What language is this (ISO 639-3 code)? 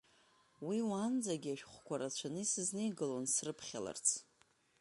abk